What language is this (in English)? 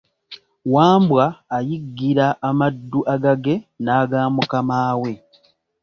Ganda